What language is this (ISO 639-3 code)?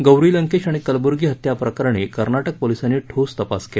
mar